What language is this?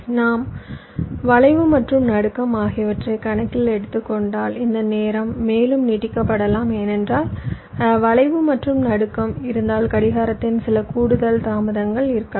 Tamil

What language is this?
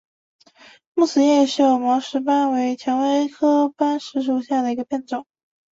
Chinese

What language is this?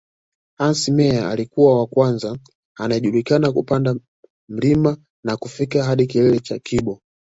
Swahili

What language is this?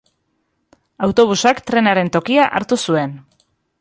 Basque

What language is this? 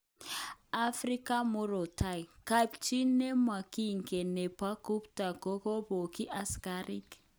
Kalenjin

